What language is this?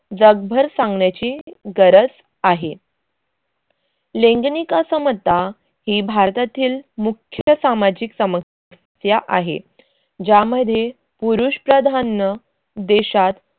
Marathi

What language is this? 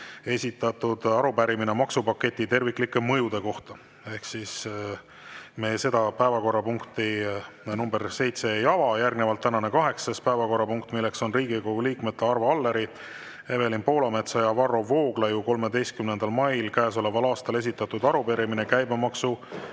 Estonian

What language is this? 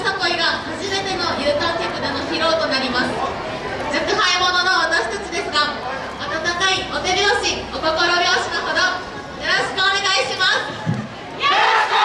Japanese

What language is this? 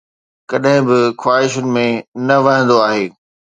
Sindhi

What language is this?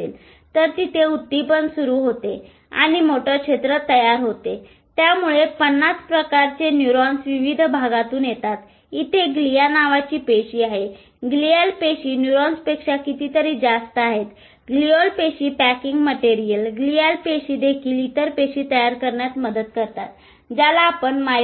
Marathi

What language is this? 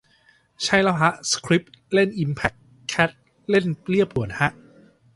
Thai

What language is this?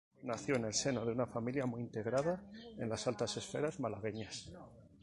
Spanish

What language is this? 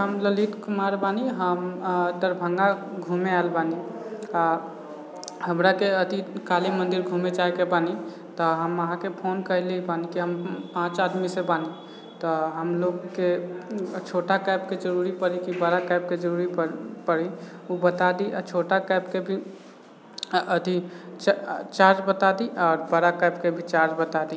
Maithili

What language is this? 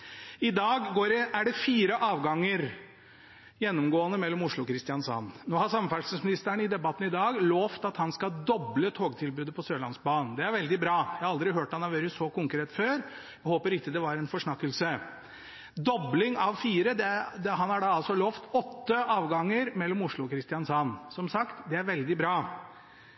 Norwegian Bokmål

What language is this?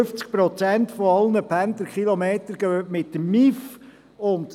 Swiss German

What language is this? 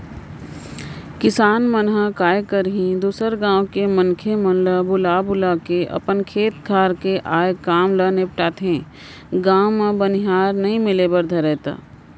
Chhattisgarhi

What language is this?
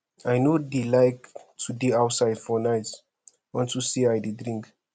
Nigerian Pidgin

